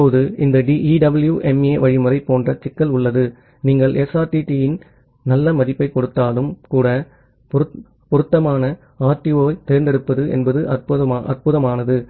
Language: Tamil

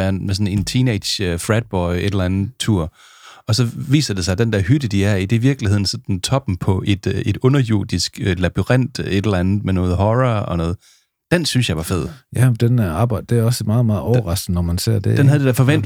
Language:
Danish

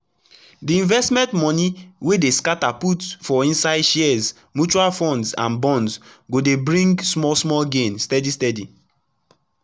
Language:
Nigerian Pidgin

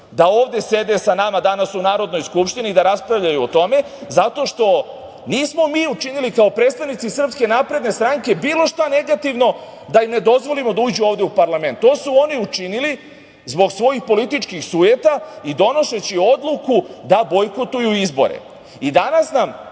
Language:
Serbian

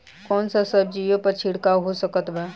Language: Bhojpuri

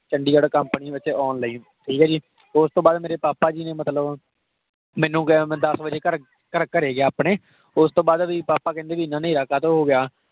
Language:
Punjabi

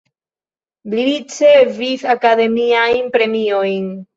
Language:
Esperanto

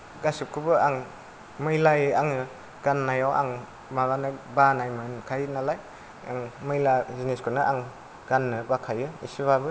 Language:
Bodo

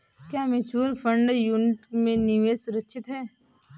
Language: Hindi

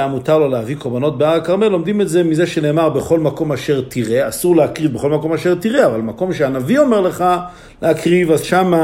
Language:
Hebrew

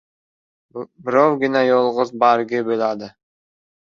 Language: Uzbek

